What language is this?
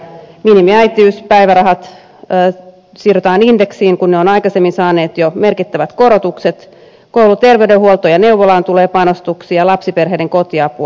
Finnish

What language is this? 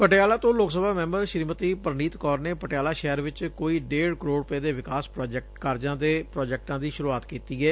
Punjabi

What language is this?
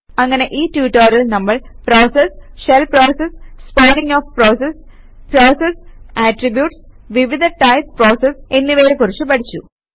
Malayalam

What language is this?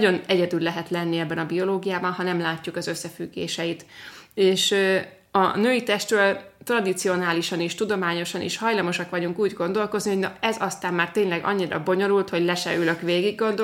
Hungarian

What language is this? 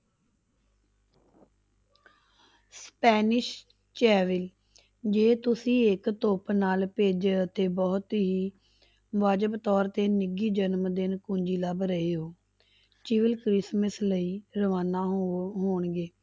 Punjabi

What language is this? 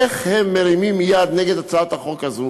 Hebrew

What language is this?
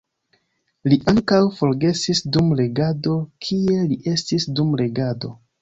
Esperanto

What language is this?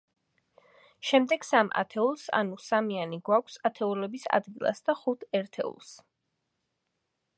Georgian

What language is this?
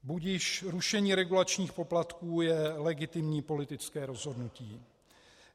Czech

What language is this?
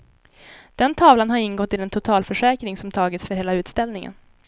Swedish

